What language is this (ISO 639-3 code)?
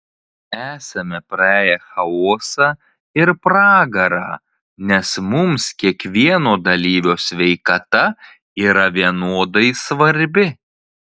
lit